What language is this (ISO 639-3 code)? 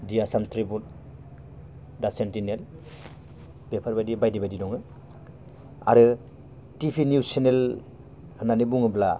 brx